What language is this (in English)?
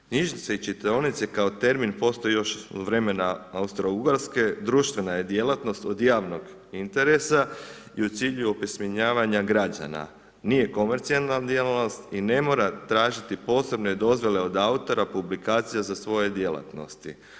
Croatian